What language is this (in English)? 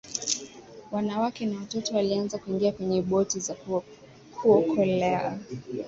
Swahili